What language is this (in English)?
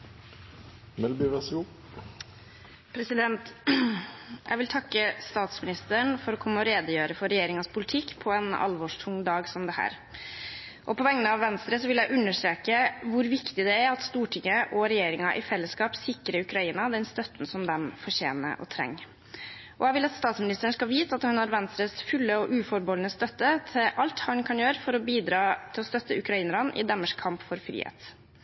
Norwegian Bokmål